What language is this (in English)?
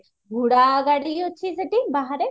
Odia